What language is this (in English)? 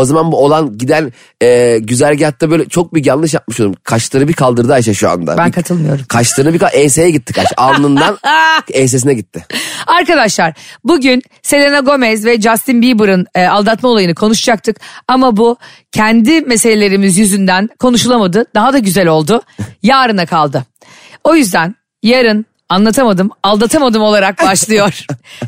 Turkish